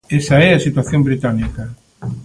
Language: Galician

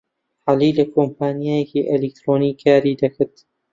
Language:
Central Kurdish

